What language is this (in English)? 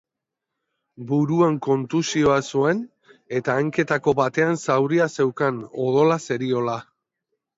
Basque